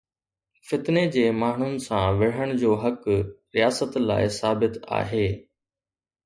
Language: Sindhi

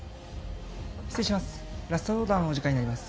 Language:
Japanese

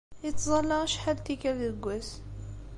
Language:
Kabyle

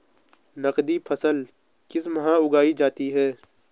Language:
Hindi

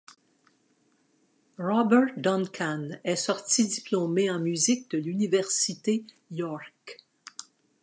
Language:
French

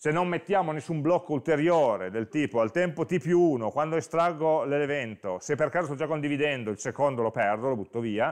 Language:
Italian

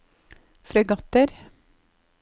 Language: Norwegian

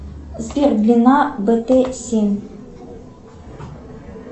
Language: Russian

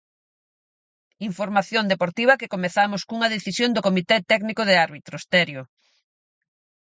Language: Galician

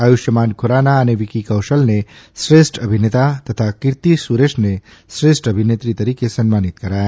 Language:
Gujarati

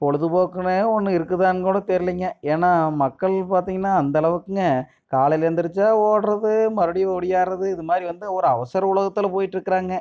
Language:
Tamil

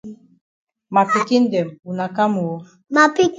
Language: Cameroon Pidgin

